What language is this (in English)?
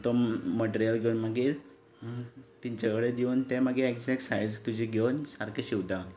Konkani